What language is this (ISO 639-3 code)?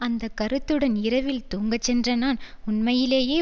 tam